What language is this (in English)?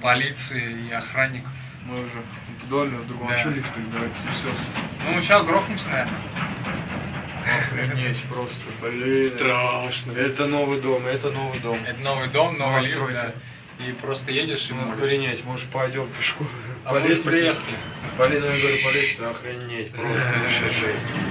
Russian